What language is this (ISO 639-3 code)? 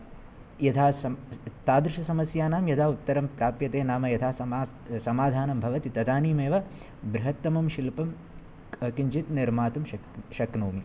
san